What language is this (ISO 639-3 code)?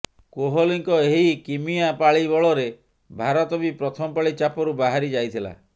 ori